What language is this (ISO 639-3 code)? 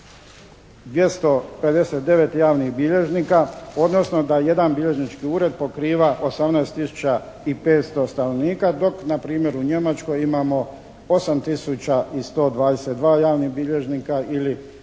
hrv